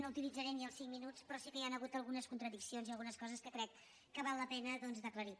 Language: Catalan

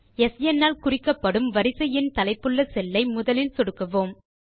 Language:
Tamil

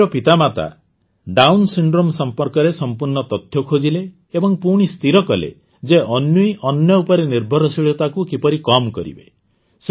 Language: Odia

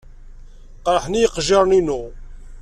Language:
Kabyle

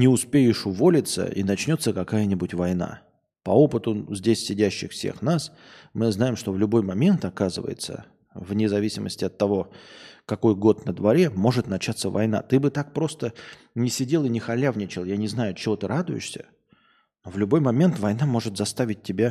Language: Russian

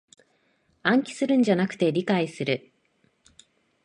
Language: Japanese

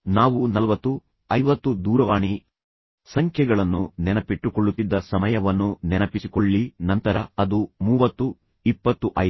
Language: Kannada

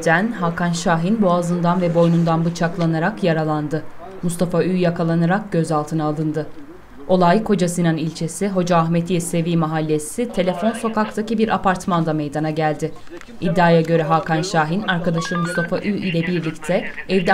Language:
Turkish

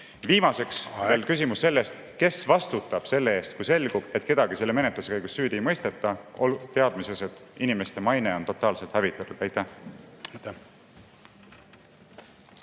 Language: Estonian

